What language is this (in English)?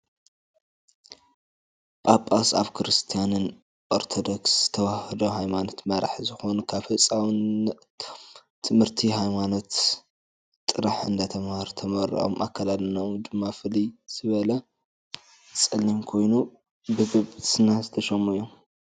Tigrinya